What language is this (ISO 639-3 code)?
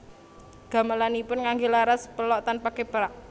jav